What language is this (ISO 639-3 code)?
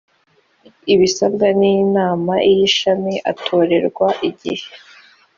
kin